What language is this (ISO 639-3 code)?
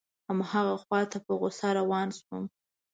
pus